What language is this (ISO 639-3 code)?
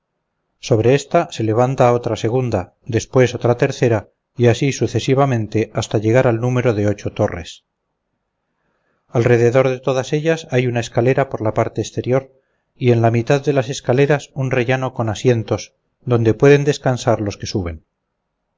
spa